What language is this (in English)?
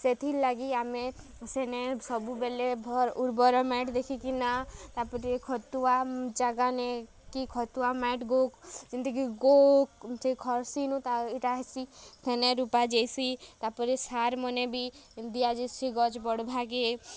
Odia